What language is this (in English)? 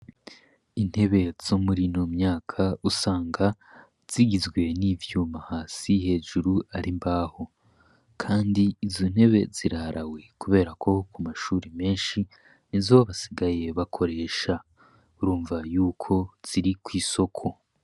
Rundi